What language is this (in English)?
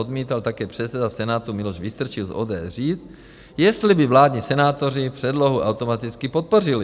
Czech